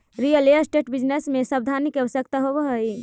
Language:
Magahi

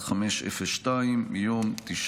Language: Hebrew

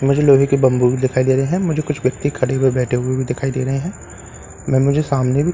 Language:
Hindi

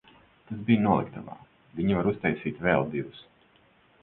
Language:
Latvian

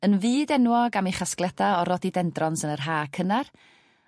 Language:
Welsh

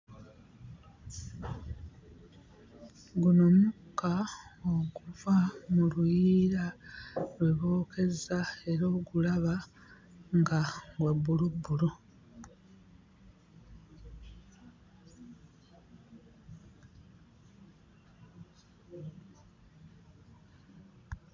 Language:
Ganda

